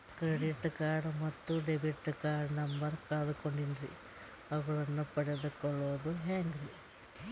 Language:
Kannada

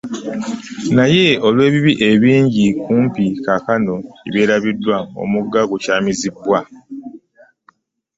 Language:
Ganda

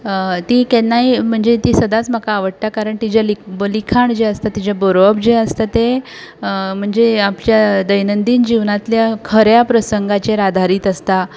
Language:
Konkani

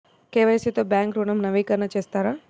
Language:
Telugu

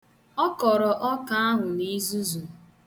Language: Igbo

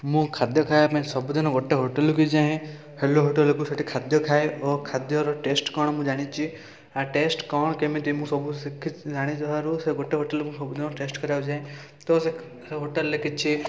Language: Odia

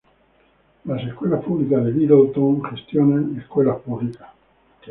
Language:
Spanish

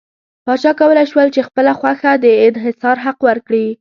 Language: Pashto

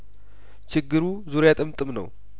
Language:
Amharic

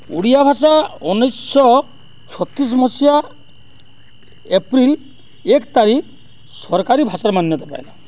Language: Odia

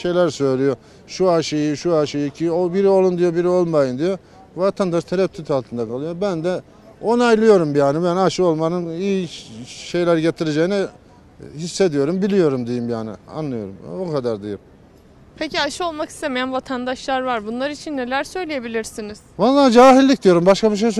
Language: Turkish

